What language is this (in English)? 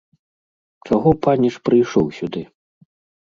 Belarusian